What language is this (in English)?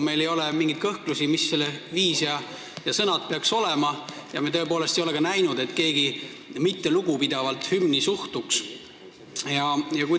Estonian